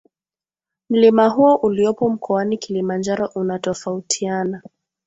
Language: Swahili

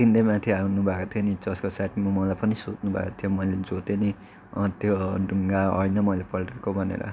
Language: Nepali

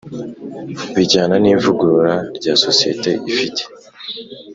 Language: Kinyarwanda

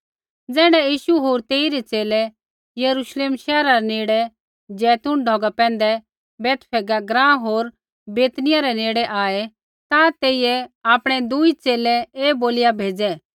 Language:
Kullu Pahari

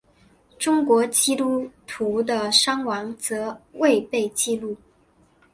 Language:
Chinese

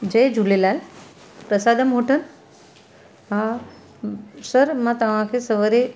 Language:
Sindhi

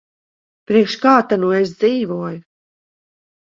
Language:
Latvian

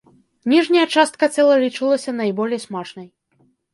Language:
Belarusian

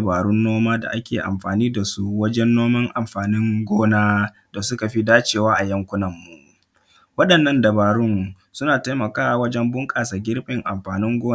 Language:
Hausa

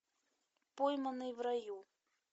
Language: Russian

